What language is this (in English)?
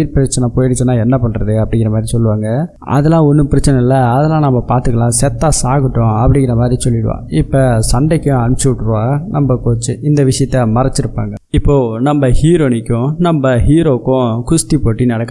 Tamil